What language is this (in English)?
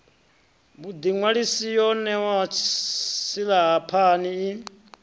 Venda